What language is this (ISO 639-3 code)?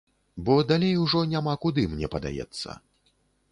bel